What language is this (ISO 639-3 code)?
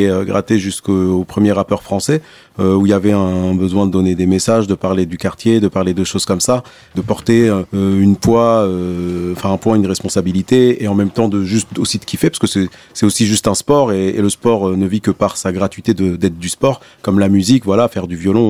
fra